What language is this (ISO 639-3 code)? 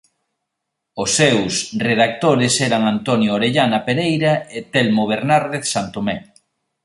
glg